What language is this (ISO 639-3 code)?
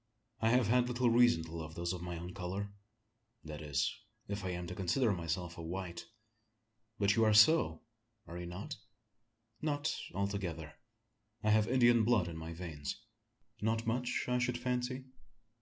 eng